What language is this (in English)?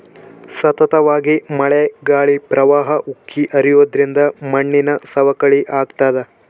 Kannada